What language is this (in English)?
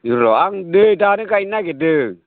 Bodo